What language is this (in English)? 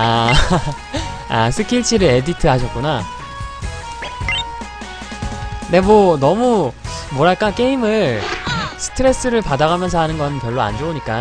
Korean